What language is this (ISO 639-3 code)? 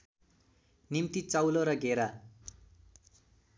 nep